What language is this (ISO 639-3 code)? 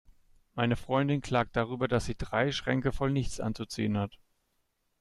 deu